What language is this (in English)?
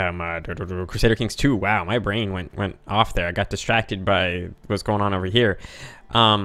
English